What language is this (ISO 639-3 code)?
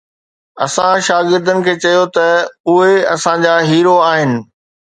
snd